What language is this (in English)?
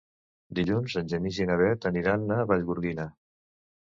Catalan